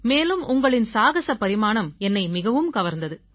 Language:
Tamil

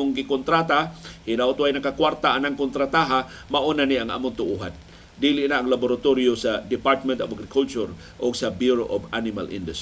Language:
Filipino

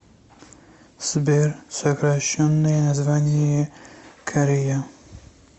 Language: Russian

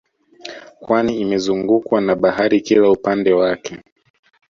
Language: Swahili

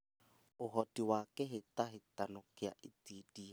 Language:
Kikuyu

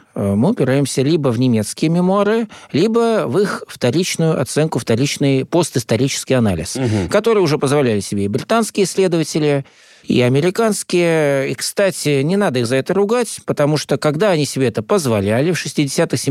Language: Russian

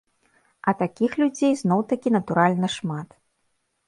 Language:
Belarusian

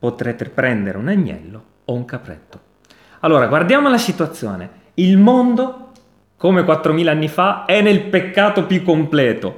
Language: Italian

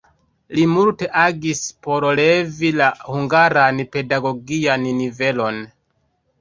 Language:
Esperanto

